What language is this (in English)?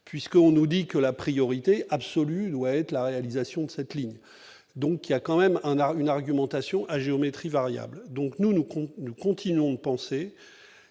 French